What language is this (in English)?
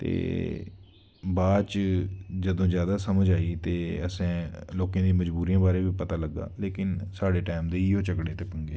Dogri